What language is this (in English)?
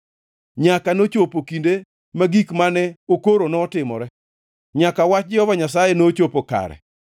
Luo (Kenya and Tanzania)